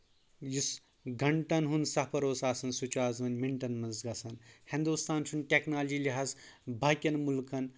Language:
Kashmiri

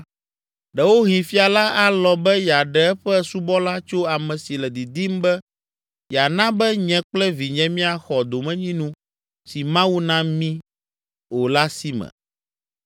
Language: Ewe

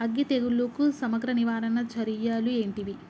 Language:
Telugu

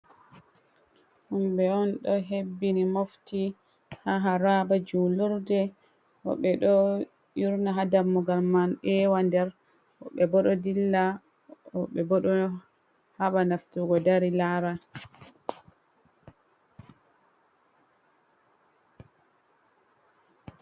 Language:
Fula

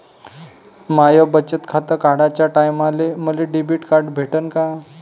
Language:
Marathi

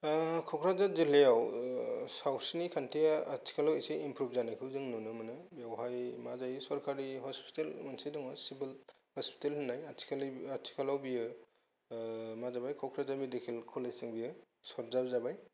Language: Bodo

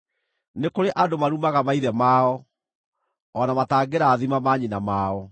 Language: Kikuyu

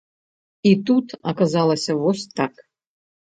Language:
Belarusian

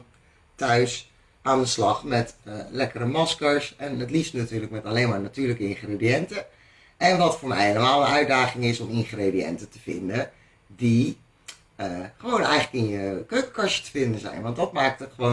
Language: Dutch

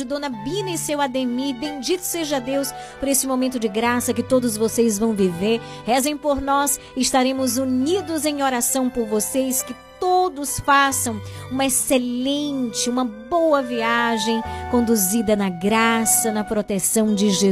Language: Portuguese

